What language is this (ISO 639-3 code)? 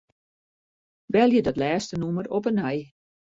fry